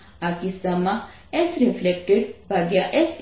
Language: Gujarati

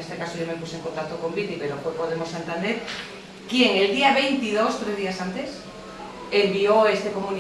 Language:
Spanish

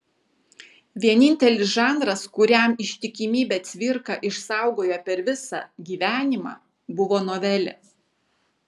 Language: Lithuanian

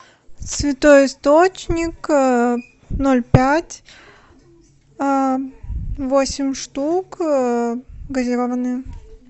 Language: Russian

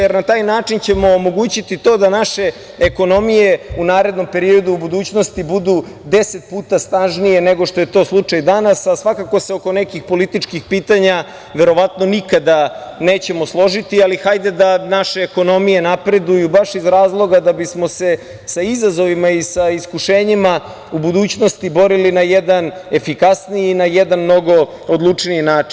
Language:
Serbian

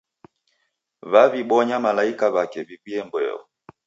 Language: Taita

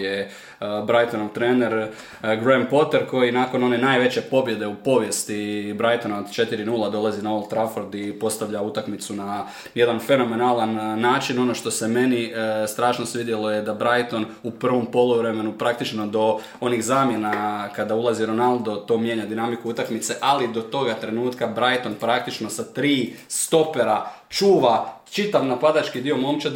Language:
Croatian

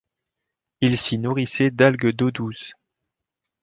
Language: French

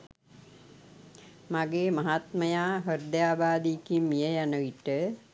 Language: Sinhala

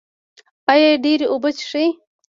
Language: Pashto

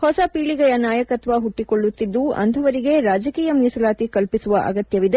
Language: Kannada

